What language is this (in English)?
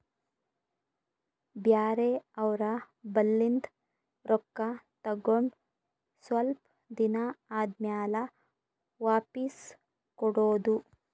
Kannada